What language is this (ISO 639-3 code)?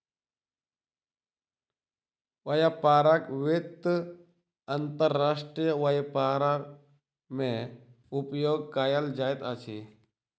mai